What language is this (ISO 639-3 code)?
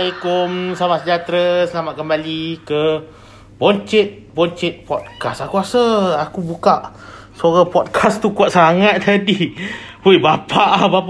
msa